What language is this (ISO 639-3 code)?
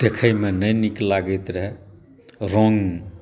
mai